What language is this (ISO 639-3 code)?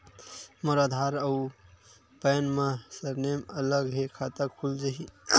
hne